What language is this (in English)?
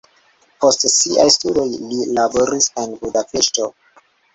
Esperanto